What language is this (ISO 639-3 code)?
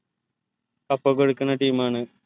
mal